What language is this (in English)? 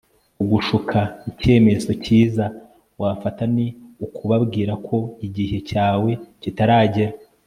Kinyarwanda